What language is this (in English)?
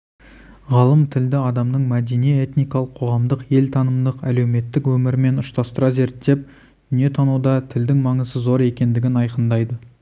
Kazakh